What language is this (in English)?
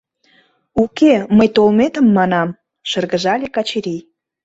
Mari